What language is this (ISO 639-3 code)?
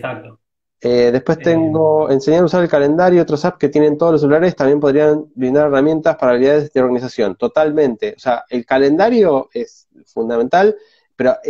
spa